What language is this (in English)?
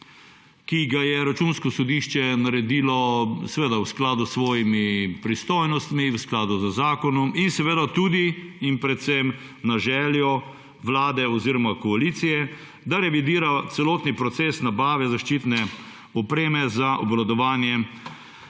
Slovenian